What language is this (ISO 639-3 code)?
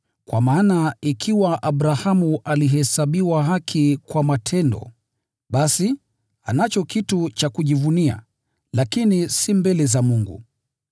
swa